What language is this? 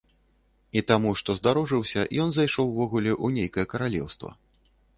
Belarusian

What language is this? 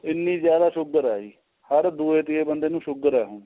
Punjabi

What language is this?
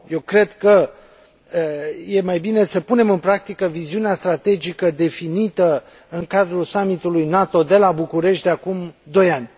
Romanian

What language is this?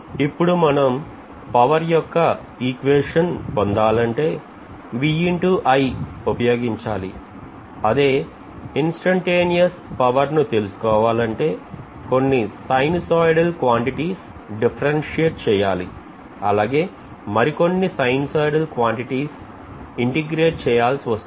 Telugu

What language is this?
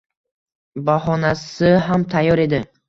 Uzbek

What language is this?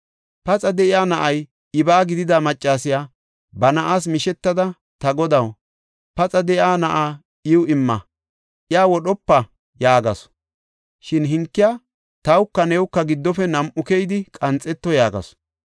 Gofa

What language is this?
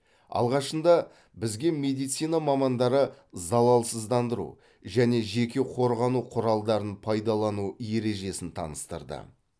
Kazakh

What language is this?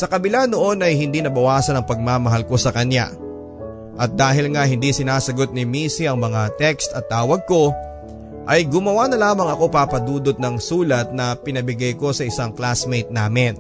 Filipino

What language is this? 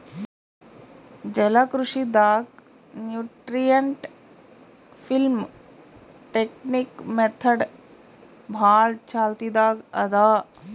Kannada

